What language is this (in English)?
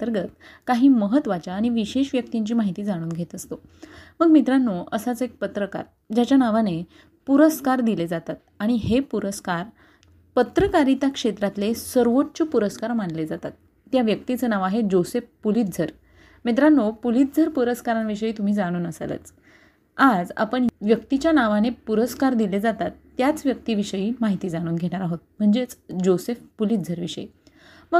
Marathi